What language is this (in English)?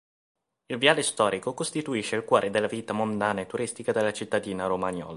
Italian